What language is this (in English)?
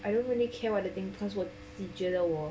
English